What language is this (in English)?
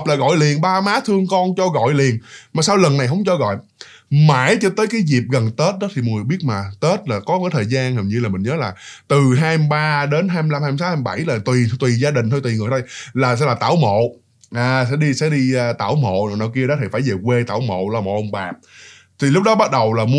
Vietnamese